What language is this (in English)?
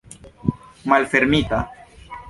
Esperanto